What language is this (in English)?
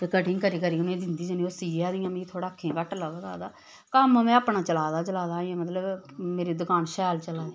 Dogri